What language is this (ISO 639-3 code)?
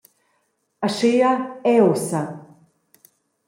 roh